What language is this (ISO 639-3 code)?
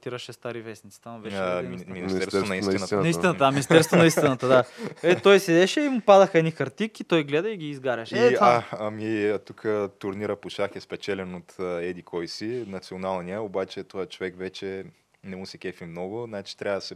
bul